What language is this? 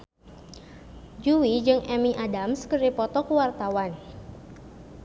Sundanese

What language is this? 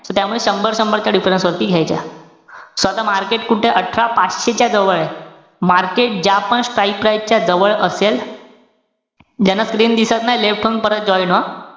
Marathi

